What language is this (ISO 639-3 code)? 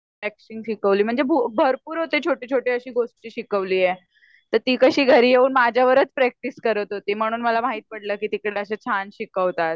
mar